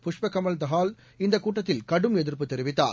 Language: Tamil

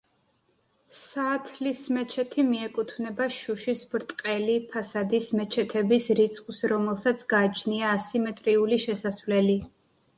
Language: Georgian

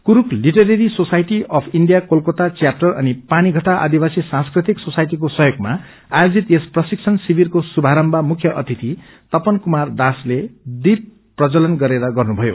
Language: Nepali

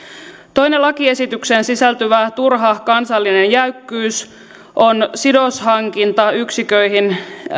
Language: Finnish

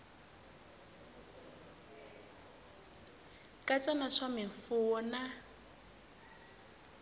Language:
Tsonga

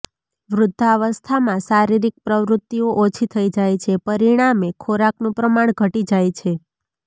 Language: Gujarati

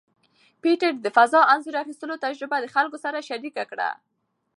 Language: Pashto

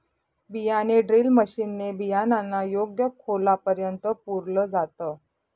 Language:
Marathi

